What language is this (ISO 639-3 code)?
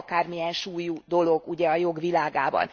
hun